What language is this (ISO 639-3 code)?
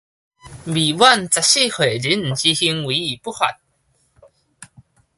nan